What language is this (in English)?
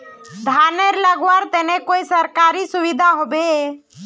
Magahi